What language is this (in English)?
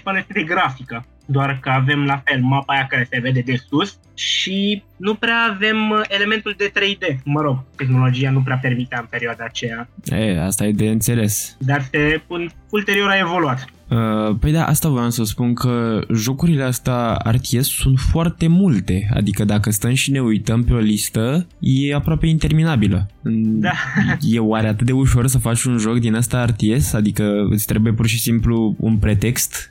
Romanian